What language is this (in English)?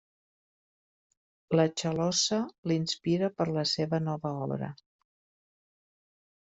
Catalan